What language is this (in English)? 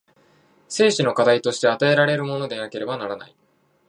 Japanese